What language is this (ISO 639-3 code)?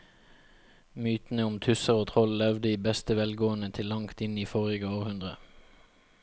nor